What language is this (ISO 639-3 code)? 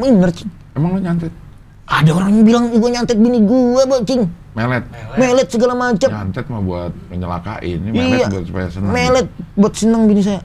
ind